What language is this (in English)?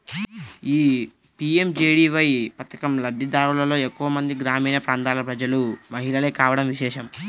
Telugu